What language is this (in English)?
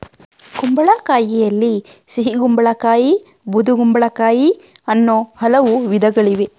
Kannada